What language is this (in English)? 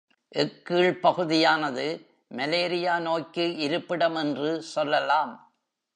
Tamil